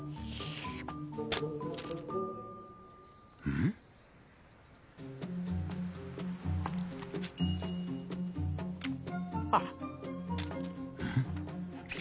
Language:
Japanese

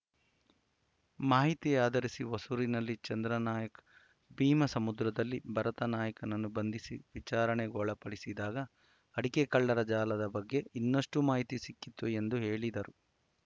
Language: Kannada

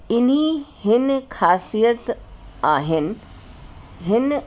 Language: Sindhi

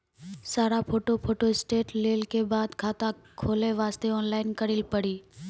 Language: Maithili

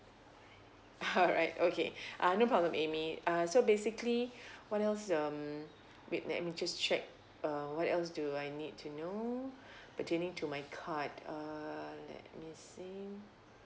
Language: English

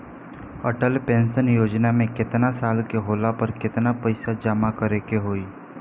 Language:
Bhojpuri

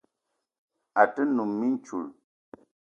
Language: Eton (Cameroon)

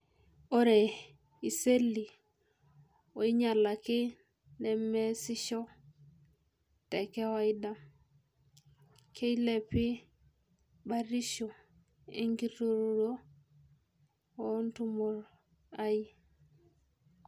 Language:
Masai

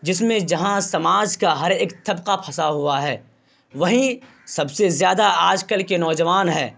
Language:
Urdu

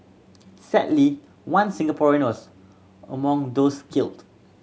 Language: English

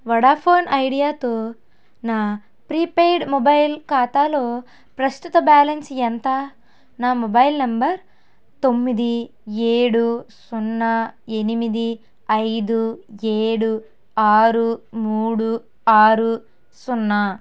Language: Telugu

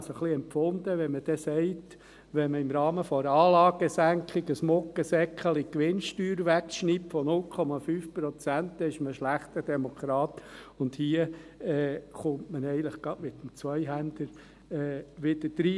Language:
Swiss German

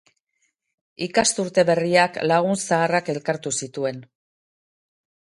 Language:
Basque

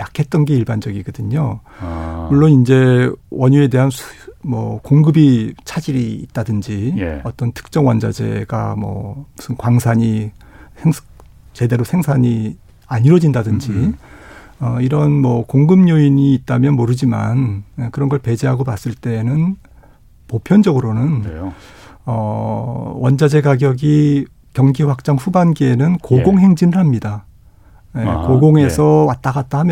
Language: Korean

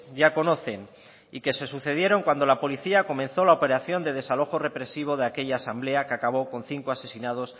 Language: Spanish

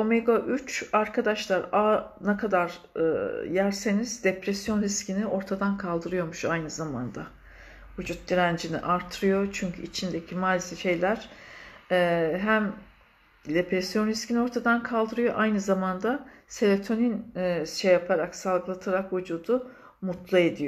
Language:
Turkish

